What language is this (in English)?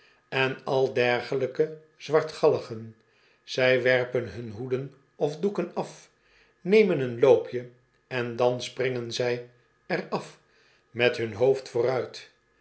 Dutch